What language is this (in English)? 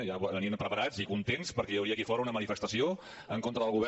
Catalan